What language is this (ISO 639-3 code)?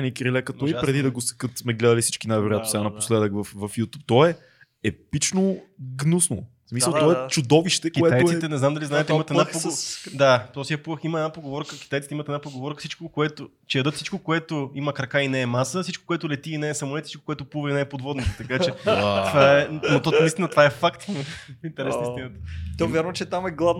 bul